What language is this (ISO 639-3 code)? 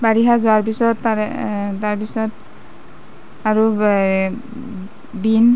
asm